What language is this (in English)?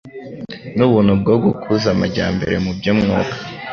Kinyarwanda